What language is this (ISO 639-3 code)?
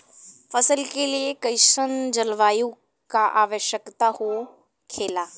bho